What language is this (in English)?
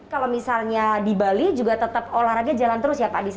Indonesian